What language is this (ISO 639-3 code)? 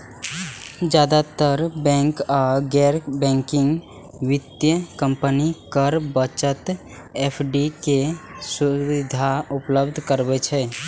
mai